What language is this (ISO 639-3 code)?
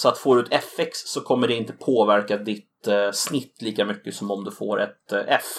swe